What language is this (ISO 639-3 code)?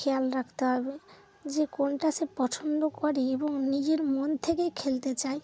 ben